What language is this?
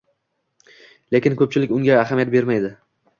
Uzbek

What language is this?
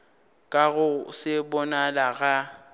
Northern Sotho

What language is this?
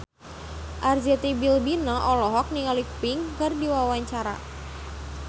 Sundanese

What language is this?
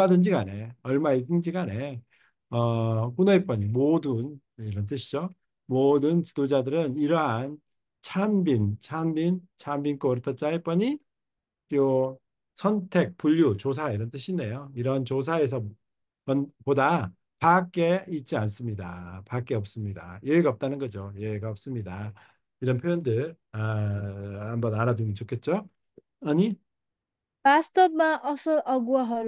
Korean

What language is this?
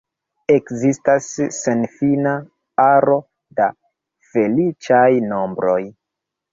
Esperanto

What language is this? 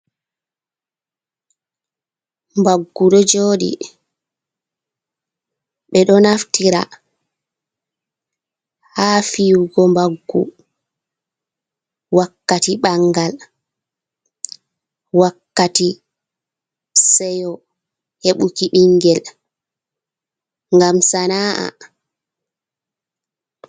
Fula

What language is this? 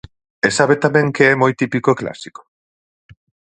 Galician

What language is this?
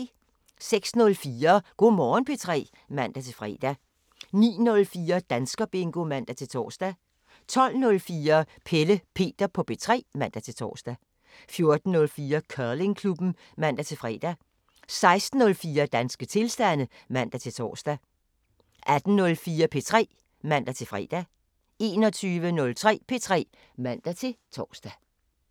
Danish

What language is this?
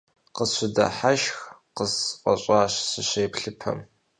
Kabardian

